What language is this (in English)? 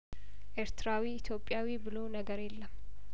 Amharic